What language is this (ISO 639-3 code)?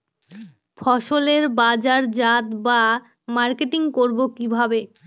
ben